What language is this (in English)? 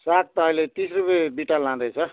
Nepali